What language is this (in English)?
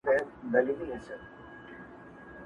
Pashto